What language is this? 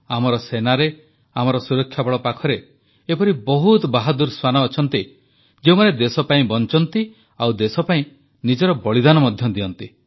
Odia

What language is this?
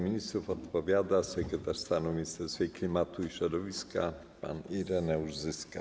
Polish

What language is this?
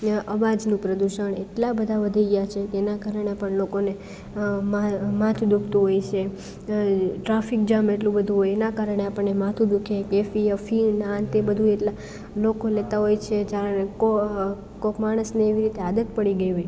Gujarati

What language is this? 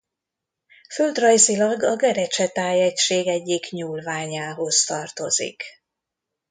Hungarian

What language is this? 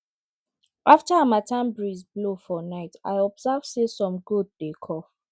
Nigerian Pidgin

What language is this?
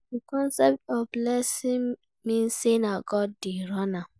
Nigerian Pidgin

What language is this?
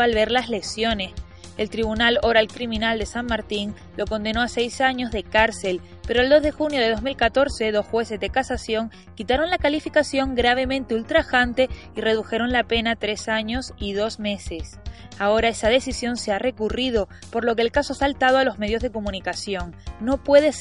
Spanish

